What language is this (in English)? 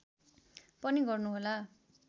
Nepali